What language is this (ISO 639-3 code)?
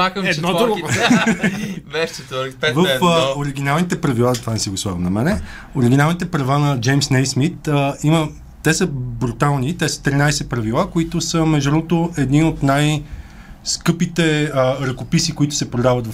bul